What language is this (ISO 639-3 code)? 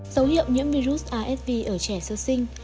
vie